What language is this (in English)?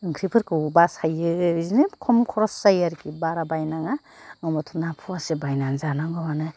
Bodo